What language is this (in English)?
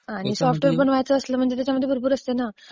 Marathi